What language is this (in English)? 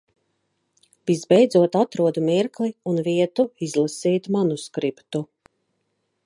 Latvian